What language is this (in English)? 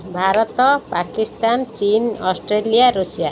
Odia